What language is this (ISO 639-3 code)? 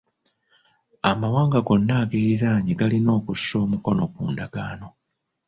lug